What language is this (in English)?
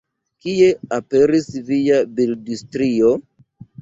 Esperanto